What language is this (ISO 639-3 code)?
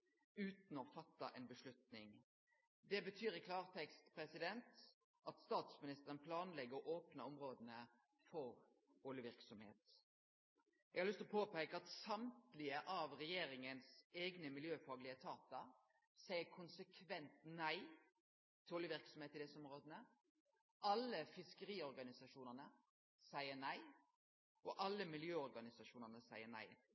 nno